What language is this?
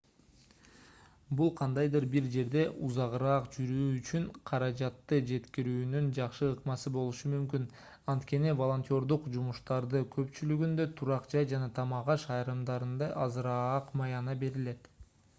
Kyrgyz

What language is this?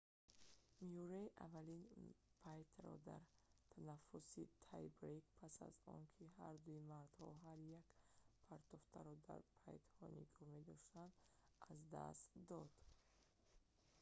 Tajik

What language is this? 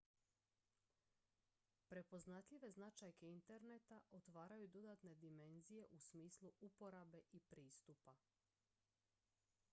Croatian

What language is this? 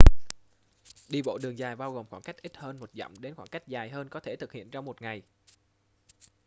Vietnamese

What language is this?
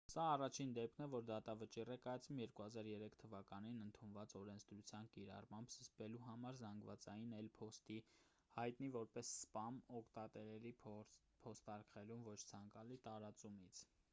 Armenian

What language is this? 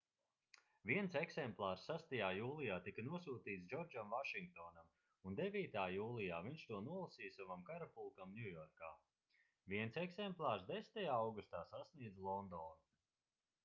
Latvian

